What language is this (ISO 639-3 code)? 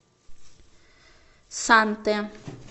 rus